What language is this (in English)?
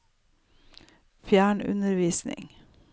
Norwegian